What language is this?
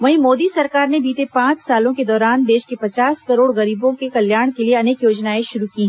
Hindi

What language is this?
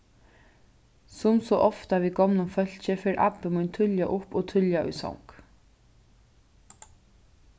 Faroese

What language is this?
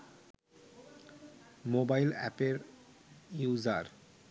Bangla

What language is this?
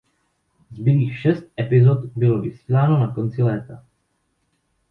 Czech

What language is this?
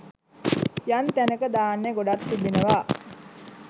Sinhala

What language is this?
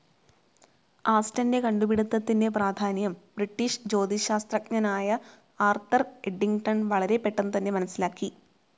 Malayalam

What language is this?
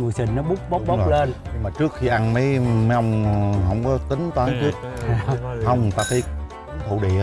Vietnamese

